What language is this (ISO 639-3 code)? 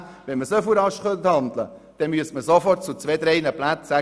gsw